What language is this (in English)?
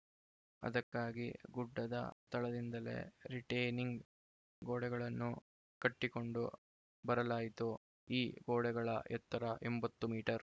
Kannada